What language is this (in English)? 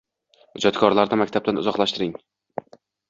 Uzbek